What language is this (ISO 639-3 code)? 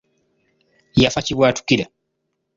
lug